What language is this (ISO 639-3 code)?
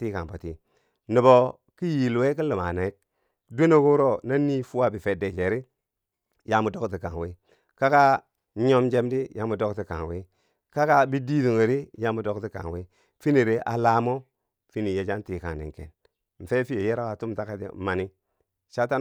bsj